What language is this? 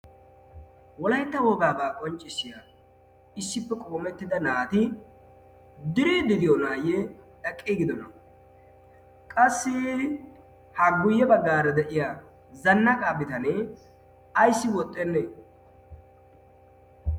Wolaytta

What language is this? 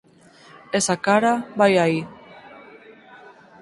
Galician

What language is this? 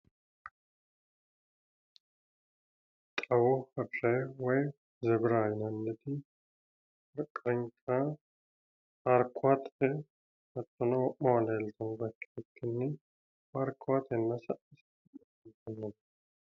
Sidamo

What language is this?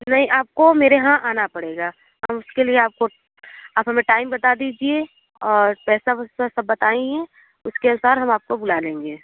Hindi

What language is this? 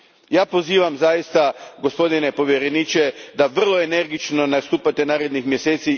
Croatian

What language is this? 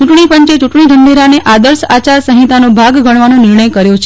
Gujarati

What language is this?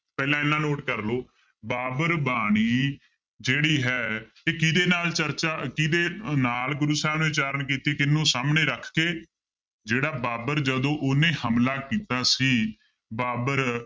Punjabi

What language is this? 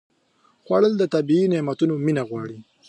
Pashto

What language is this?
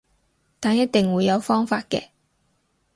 Cantonese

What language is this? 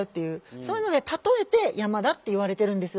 Japanese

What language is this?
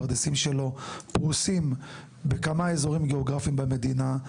Hebrew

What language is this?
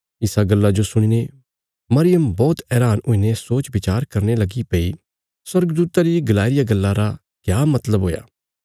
Bilaspuri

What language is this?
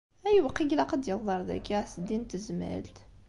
Kabyle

